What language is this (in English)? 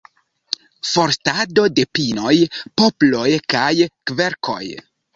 Esperanto